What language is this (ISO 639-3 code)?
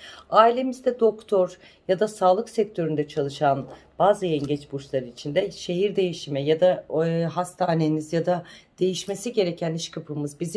tur